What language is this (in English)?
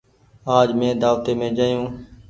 Goaria